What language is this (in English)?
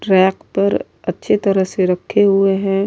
Urdu